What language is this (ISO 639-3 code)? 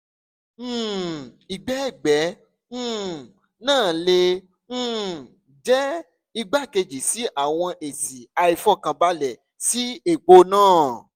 yor